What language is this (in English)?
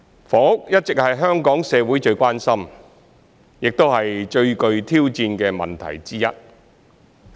Cantonese